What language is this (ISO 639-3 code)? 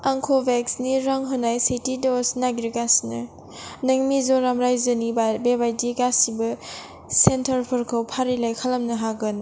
brx